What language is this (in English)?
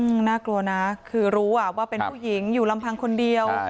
Thai